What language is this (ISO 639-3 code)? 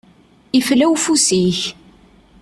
kab